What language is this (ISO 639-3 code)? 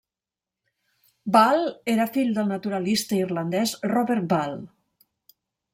cat